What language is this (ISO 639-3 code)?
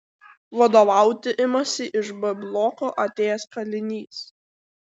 lit